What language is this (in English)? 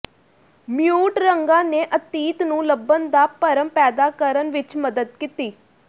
Punjabi